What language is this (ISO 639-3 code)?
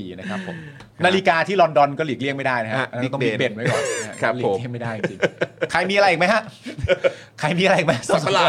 tha